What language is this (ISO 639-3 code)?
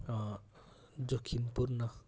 nep